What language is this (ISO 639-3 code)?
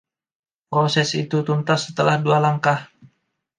ind